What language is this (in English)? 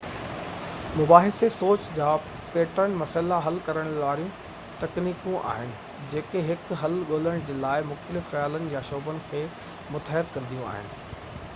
Sindhi